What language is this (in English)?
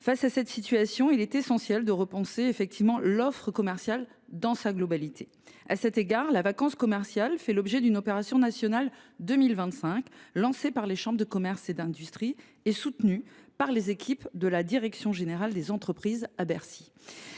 French